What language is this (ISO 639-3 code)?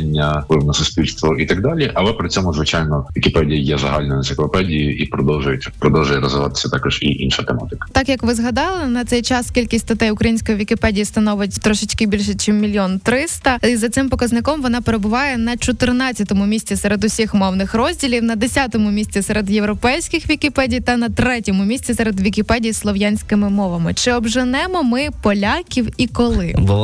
ukr